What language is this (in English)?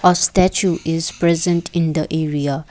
English